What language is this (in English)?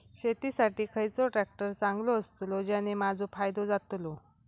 Marathi